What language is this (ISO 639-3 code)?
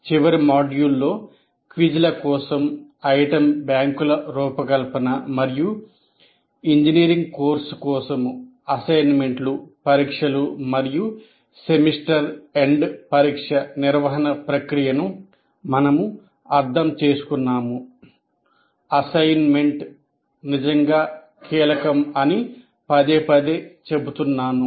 tel